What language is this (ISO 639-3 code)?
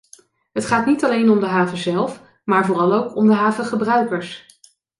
nld